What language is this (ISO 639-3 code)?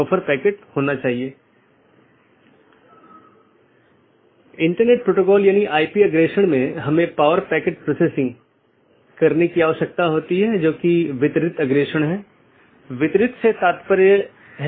hin